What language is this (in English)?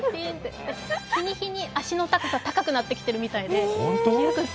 Japanese